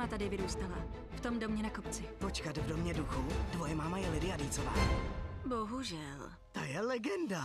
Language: Czech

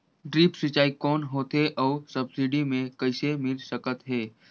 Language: Chhattisgarhi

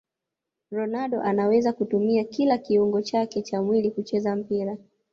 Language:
Swahili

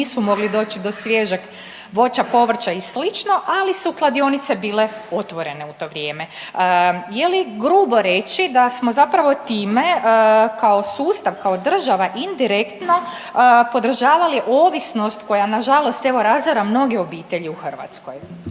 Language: Croatian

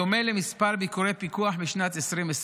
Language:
Hebrew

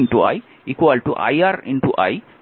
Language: Bangla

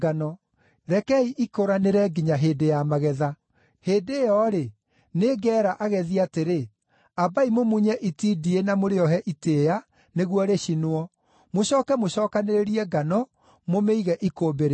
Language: Kikuyu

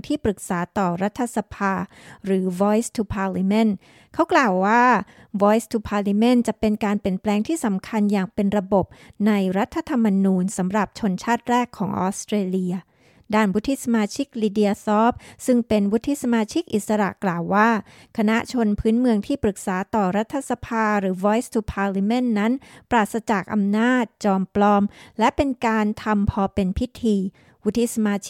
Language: Thai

